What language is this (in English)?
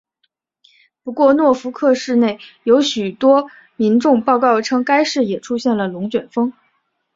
Chinese